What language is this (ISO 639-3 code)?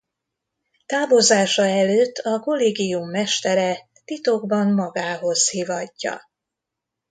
hun